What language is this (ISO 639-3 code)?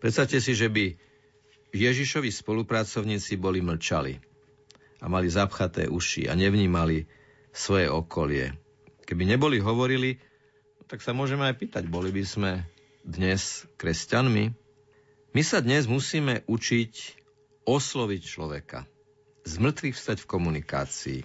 slk